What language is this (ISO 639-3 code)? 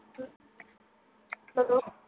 pan